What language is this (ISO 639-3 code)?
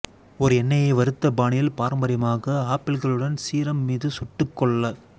tam